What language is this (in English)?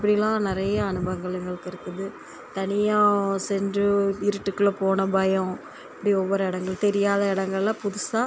Tamil